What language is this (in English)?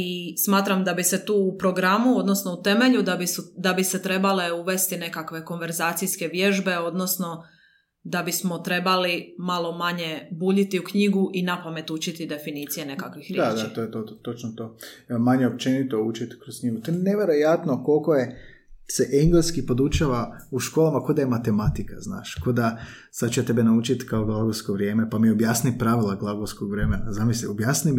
Croatian